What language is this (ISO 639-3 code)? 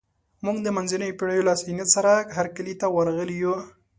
pus